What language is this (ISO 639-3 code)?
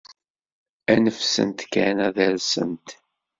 kab